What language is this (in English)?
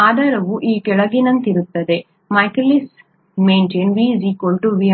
Kannada